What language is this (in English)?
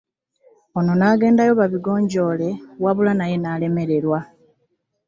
Ganda